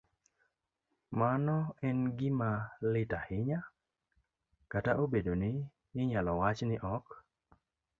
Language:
Luo (Kenya and Tanzania)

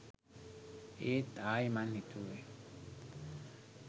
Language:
Sinhala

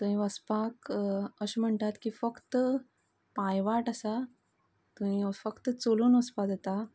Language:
Konkani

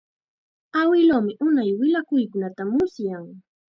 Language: Chiquián Ancash Quechua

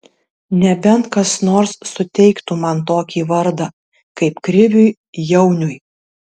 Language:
Lithuanian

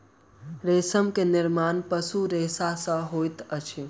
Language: Maithili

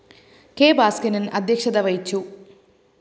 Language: Malayalam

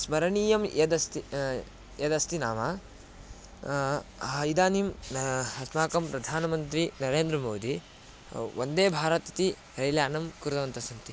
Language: Sanskrit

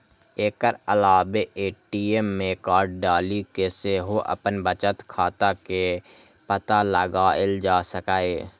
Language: Maithili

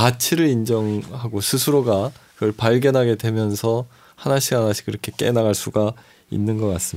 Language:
Korean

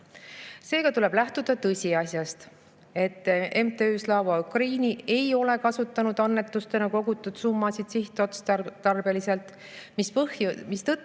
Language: Estonian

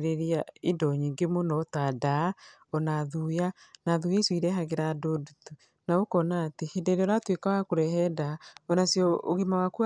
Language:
Kikuyu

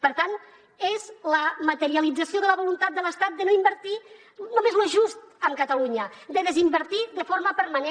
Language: Catalan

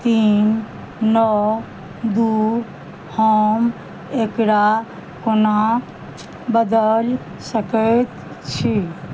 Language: Maithili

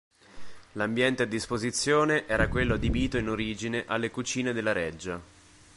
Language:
Italian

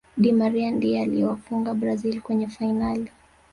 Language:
Swahili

